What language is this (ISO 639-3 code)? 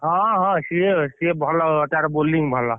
ori